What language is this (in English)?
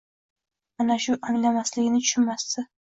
Uzbek